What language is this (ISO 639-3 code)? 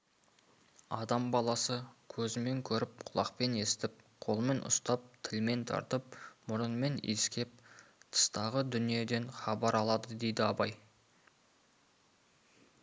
kaz